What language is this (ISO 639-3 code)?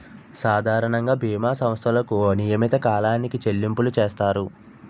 tel